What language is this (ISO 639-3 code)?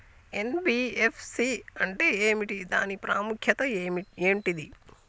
tel